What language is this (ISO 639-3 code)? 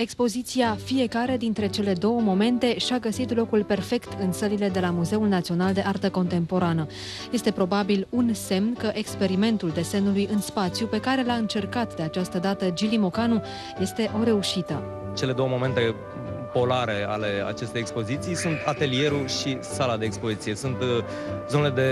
ron